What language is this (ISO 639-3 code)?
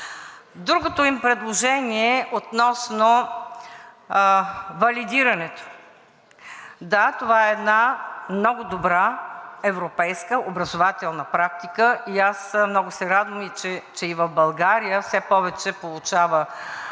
bul